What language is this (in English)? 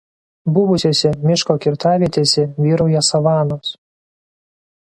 Lithuanian